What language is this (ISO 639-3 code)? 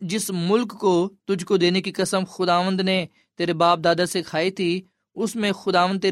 urd